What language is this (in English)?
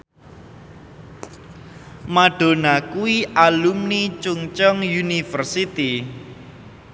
Javanese